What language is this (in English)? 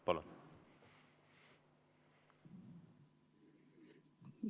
Estonian